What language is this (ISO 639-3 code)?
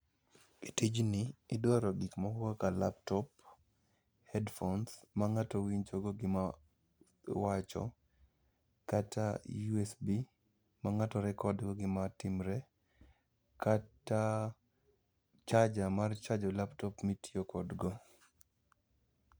luo